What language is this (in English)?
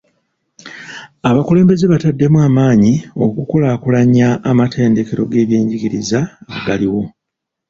Ganda